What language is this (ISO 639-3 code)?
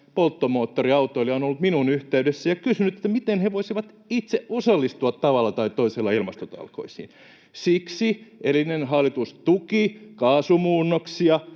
fin